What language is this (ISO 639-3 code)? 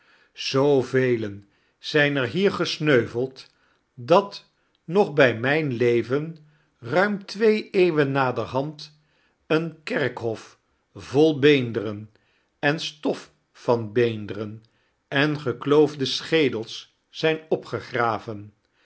nld